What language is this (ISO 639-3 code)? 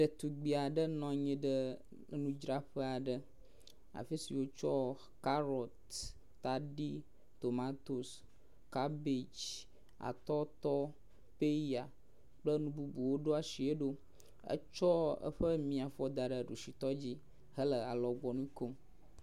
ewe